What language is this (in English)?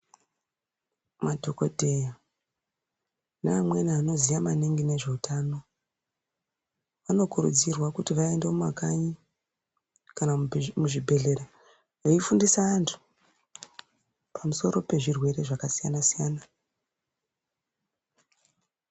Ndau